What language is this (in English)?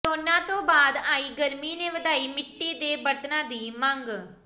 Punjabi